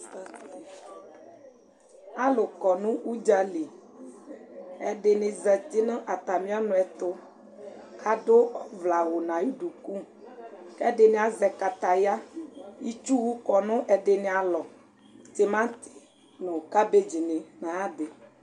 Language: Ikposo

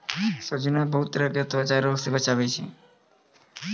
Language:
Maithili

